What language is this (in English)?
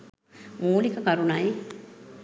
Sinhala